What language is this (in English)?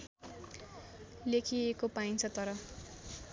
Nepali